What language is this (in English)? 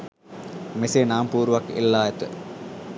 Sinhala